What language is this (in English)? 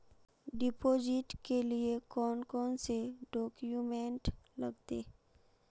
Magahi